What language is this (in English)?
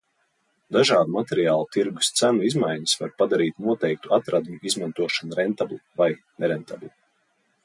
Latvian